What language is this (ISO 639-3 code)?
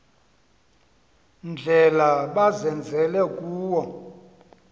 xho